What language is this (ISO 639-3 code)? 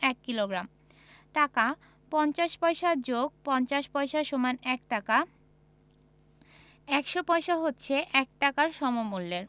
ben